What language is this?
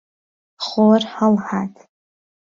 Central Kurdish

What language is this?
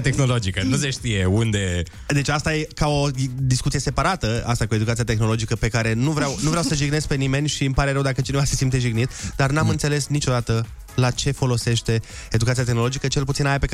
Romanian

